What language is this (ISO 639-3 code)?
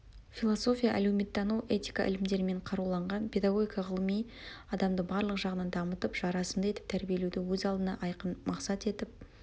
kaz